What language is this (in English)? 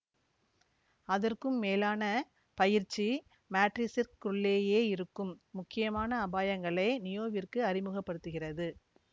Tamil